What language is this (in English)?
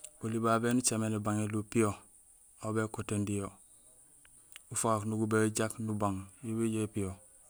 Gusilay